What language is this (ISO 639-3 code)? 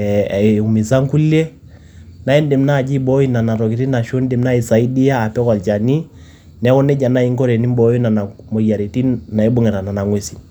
mas